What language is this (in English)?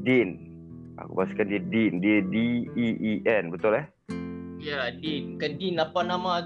Malay